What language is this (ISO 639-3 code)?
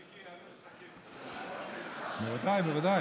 heb